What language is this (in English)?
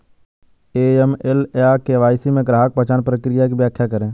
Hindi